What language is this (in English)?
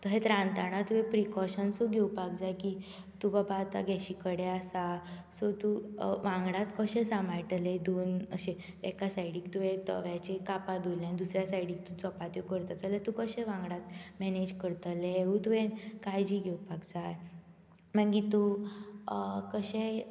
Konkani